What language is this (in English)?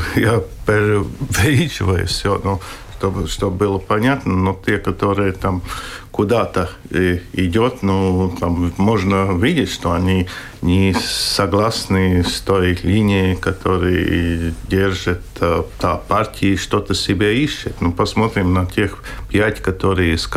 Russian